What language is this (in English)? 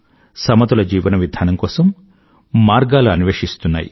Telugu